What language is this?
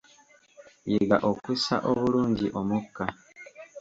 Ganda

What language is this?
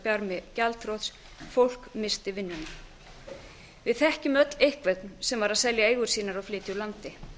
Icelandic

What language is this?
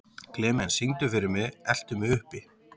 Icelandic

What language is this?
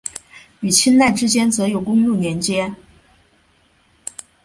Chinese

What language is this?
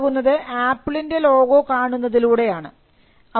Malayalam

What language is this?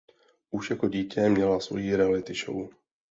Czech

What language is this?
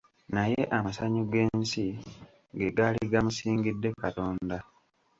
Ganda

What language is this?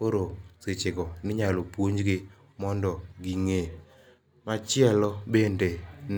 Luo (Kenya and Tanzania)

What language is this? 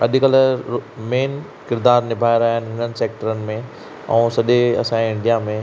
Sindhi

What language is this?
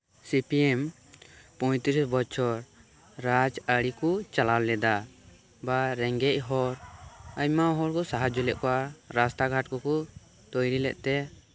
Santali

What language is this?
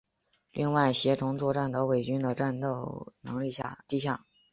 Chinese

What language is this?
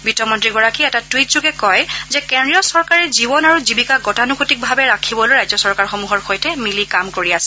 Assamese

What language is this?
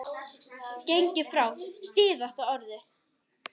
Icelandic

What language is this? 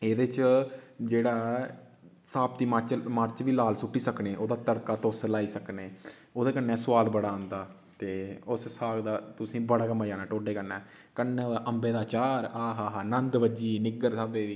Dogri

